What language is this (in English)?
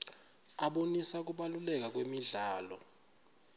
Swati